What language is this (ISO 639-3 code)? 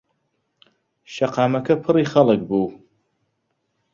ckb